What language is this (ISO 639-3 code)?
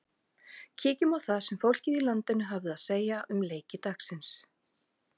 isl